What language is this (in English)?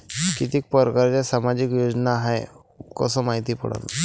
Marathi